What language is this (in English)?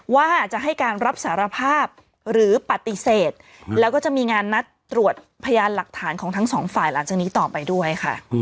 Thai